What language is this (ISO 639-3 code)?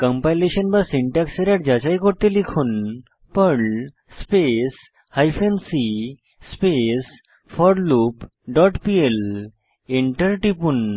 ben